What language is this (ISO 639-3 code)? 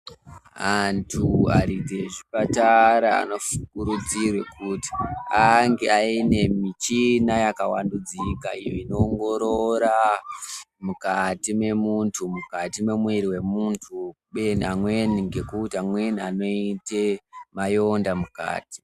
ndc